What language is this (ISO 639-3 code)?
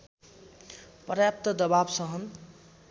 nep